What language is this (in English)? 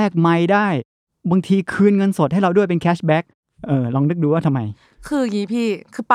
Thai